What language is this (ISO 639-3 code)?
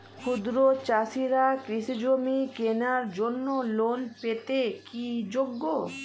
ben